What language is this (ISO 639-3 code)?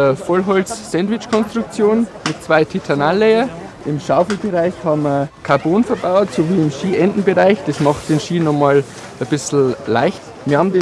deu